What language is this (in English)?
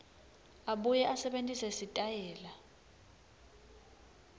Swati